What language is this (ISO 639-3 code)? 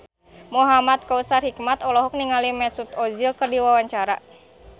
sun